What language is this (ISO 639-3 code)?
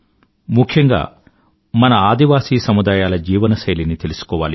tel